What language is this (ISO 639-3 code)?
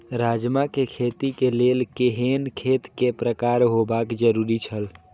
mai